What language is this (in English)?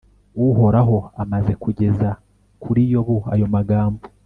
Kinyarwanda